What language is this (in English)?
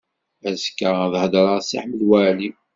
Kabyle